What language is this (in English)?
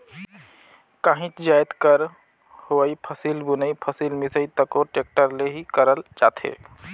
Chhattisgarhi